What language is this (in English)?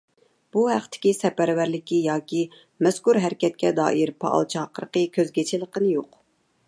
Uyghur